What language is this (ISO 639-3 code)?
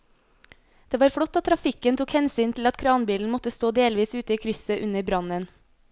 nor